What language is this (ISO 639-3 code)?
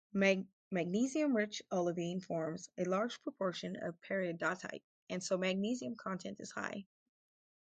eng